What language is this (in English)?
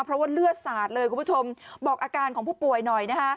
Thai